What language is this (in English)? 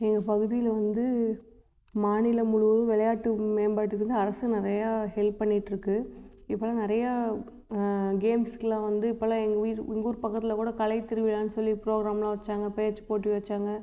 Tamil